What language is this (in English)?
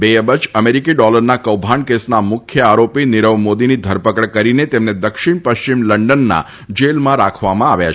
Gujarati